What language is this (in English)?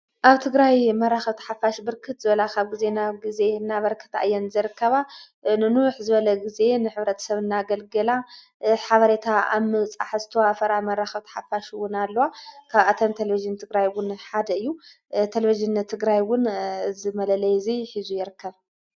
Tigrinya